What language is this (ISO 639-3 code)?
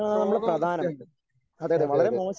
mal